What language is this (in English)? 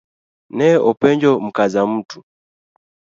Luo (Kenya and Tanzania)